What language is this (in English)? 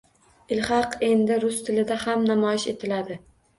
Uzbek